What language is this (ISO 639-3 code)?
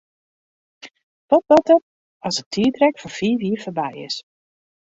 fry